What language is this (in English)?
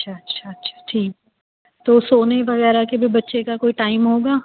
Urdu